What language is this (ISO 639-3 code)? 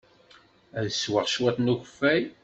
kab